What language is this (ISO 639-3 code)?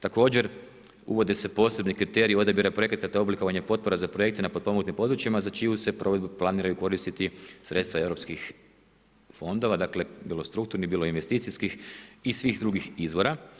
hrv